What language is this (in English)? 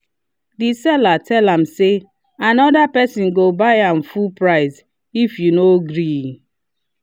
Nigerian Pidgin